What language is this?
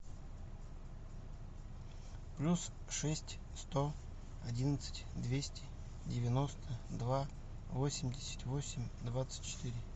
Russian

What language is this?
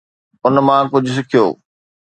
Sindhi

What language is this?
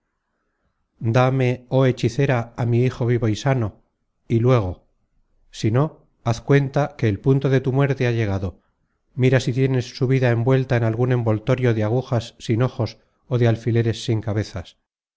Spanish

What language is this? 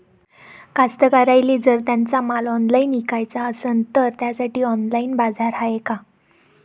Marathi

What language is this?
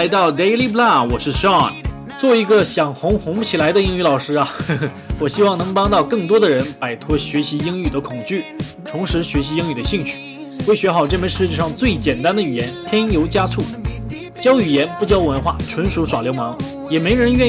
Chinese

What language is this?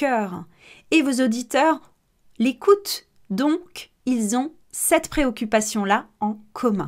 French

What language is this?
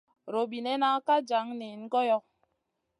Masana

